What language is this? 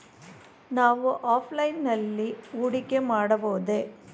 Kannada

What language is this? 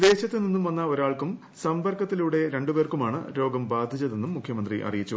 Malayalam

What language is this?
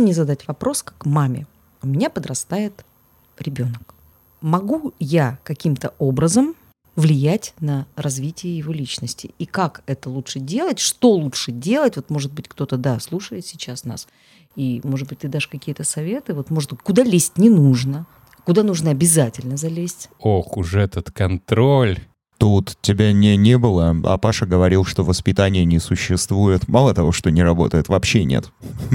Russian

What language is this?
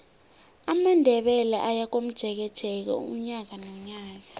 South Ndebele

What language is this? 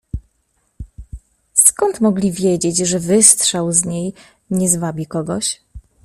Polish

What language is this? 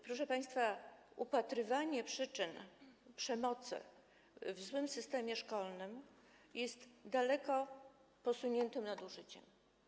Polish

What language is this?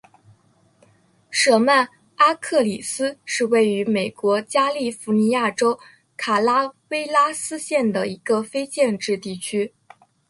Chinese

